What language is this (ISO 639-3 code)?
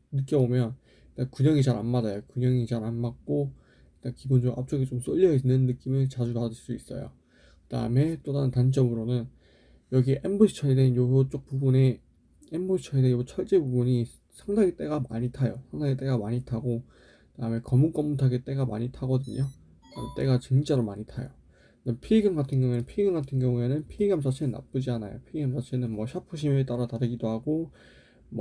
kor